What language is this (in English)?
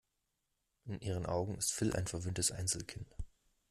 German